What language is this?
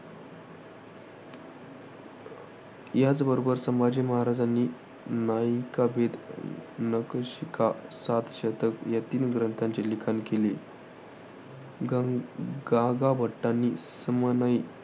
Marathi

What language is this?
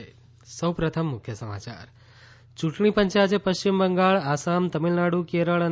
Gujarati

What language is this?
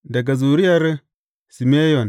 Hausa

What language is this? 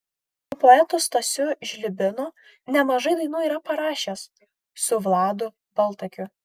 Lithuanian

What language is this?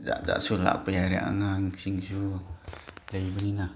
Manipuri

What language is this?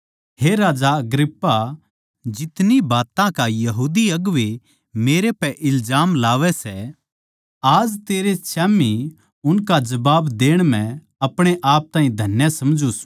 Haryanvi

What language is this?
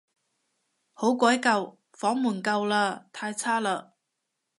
Cantonese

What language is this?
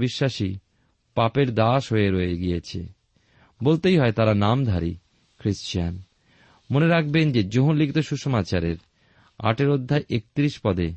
Bangla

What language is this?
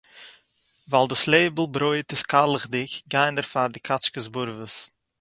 Yiddish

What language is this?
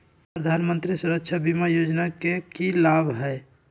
Magahi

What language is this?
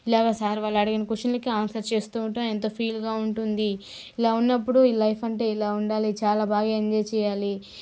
Telugu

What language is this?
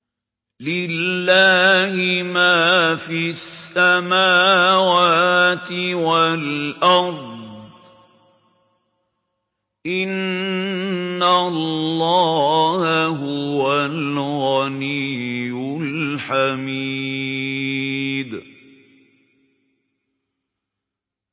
Arabic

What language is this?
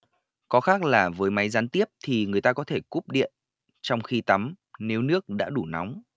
Vietnamese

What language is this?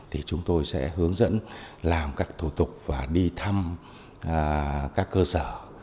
Vietnamese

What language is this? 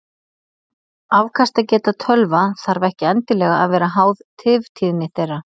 Icelandic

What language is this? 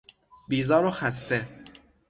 Persian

